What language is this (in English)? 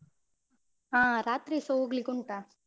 Kannada